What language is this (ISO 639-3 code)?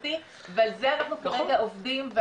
heb